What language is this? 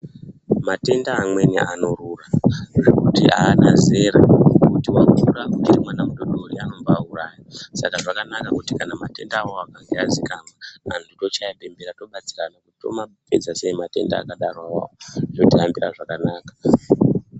Ndau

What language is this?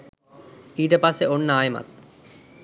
Sinhala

